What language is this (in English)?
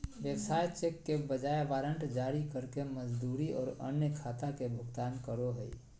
Magahi